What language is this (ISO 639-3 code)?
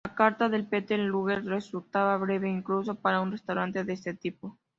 spa